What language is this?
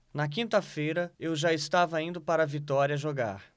Portuguese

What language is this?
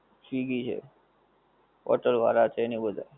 Gujarati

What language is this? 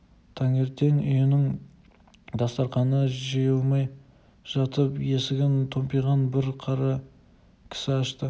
Kazakh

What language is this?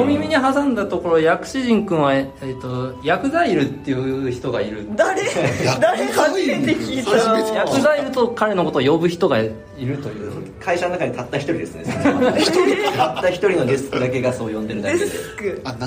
Japanese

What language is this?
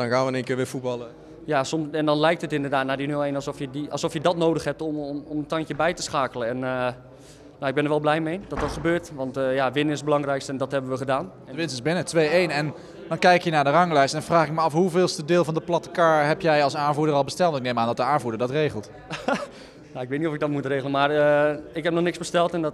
Dutch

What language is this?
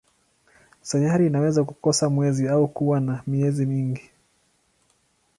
Swahili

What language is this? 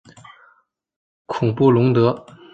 Chinese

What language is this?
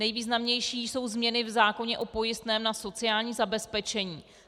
Czech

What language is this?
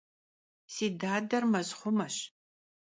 Kabardian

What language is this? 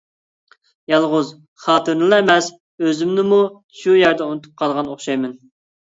Uyghur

